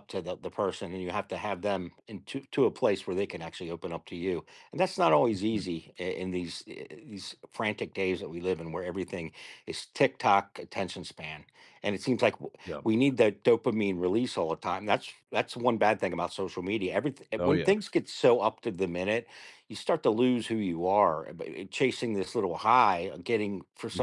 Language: English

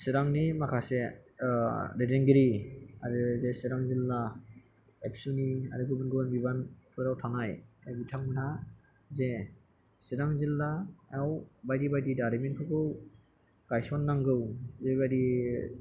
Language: Bodo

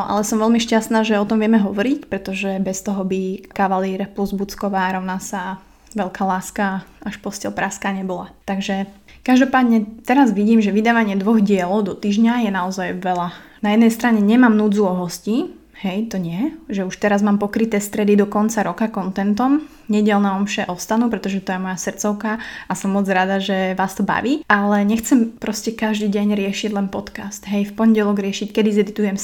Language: Slovak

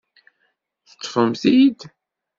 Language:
Kabyle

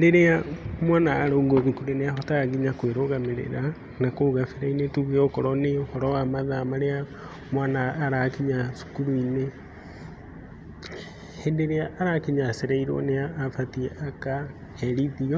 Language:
Kikuyu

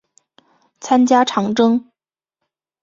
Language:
Chinese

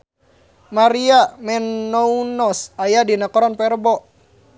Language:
Sundanese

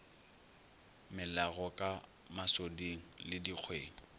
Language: Northern Sotho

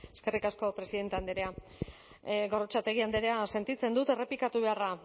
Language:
Basque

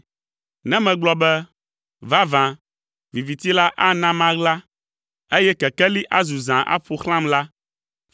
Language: Ewe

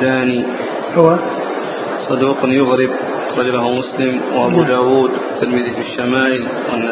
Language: Arabic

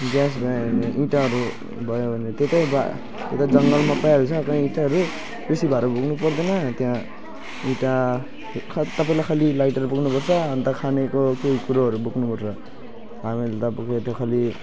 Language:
Nepali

